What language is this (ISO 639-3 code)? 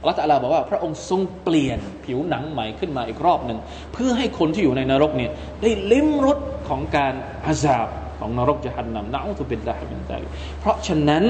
tha